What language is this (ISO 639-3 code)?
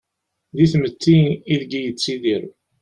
kab